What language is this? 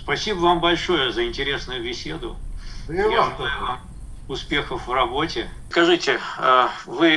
Russian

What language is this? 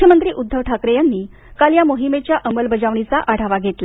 Marathi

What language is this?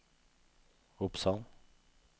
Norwegian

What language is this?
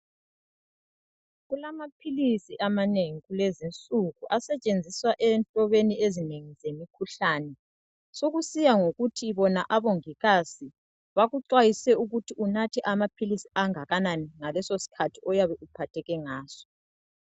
North Ndebele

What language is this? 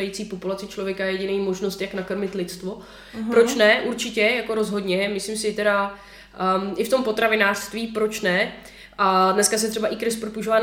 Czech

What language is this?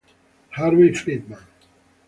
Italian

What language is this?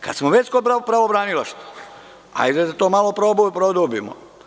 Serbian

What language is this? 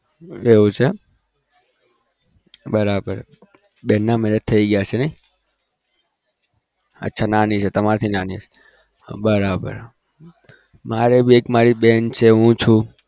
Gujarati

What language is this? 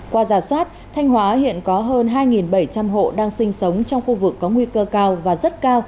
Vietnamese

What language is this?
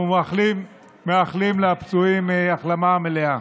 Hebrew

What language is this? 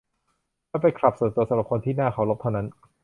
Thai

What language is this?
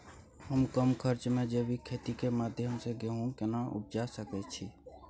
Maithili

